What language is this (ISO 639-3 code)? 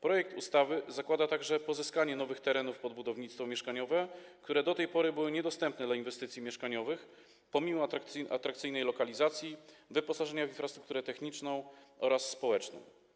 pol